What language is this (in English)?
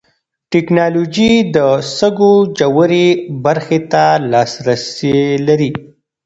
Pashto